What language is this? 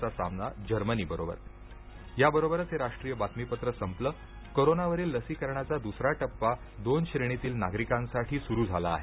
Marathi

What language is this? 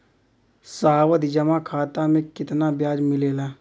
Bhojpuri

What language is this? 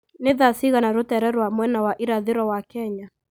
Kikuyu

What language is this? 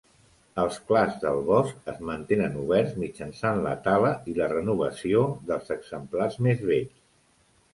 Catalan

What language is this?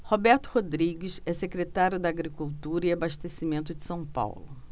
Portuguese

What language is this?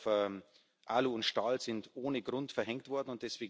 German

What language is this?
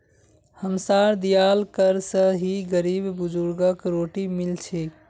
Magahi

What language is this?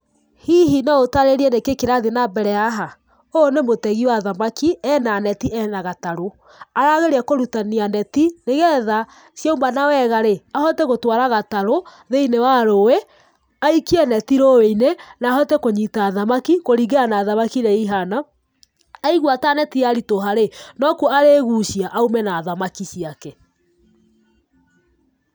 Kikuyu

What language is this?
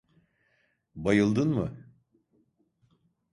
Turkish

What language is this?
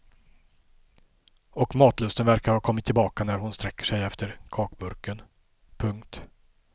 Swedish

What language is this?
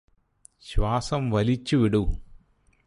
Malayalam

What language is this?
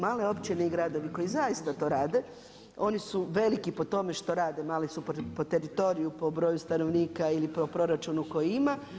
Croatian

